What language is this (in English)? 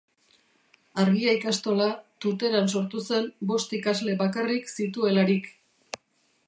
Basque